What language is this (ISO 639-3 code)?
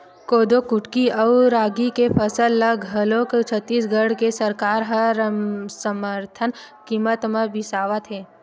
hne